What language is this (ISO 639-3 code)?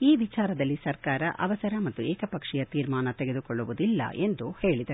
kan